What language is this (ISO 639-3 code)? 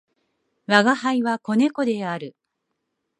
jpn